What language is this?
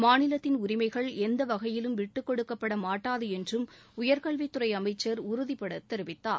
Tamil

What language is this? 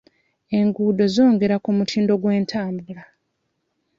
Ganda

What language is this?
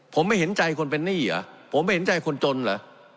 Thai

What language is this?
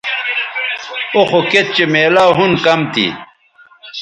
Bateri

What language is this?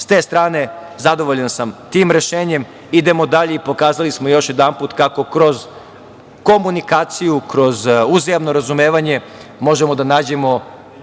Serbian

